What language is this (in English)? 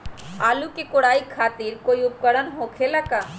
Magahi